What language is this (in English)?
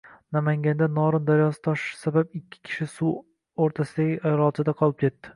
Uzbek